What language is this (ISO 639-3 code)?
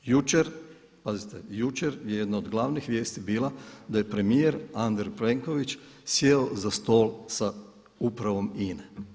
hrv